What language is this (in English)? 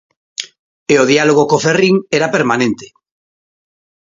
Galician